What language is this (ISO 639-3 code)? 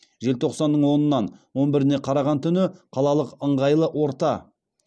kaz